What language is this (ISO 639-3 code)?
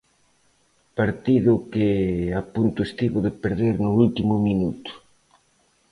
glg